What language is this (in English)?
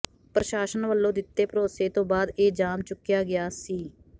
Punjabi